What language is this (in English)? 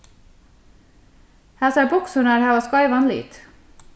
Faroese